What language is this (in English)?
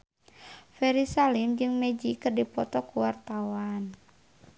Sundanese